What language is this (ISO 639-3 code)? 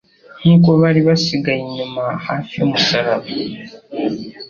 kin